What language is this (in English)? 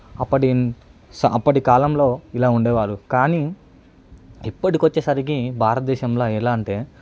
Telugu